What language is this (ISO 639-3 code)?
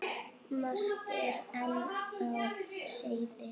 isl